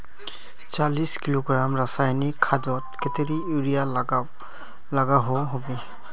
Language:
Magahi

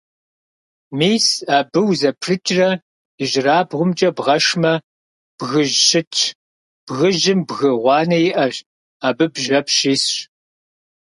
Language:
Kabardian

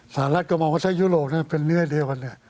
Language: Thai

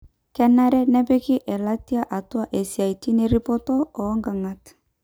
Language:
Masai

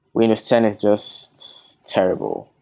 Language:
English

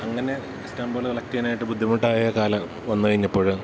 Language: Malayalam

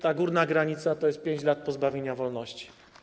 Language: Polish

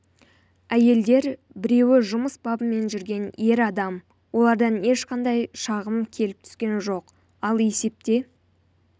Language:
Kazakh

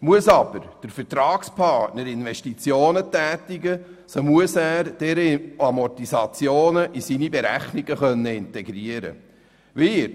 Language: Swiss German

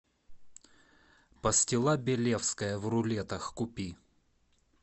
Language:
Russian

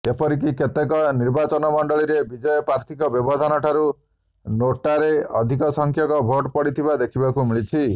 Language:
Odia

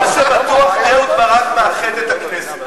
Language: Hebrew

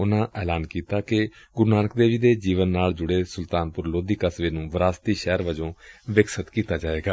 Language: Punjabi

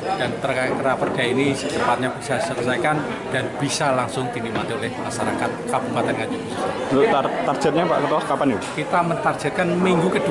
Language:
Indonesian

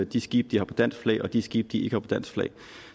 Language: Danish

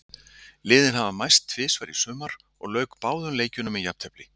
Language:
Icelandic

